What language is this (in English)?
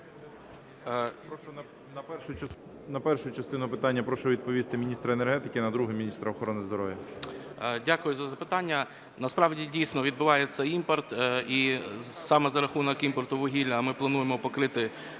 Ukrainian